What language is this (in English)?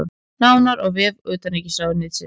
Icelandic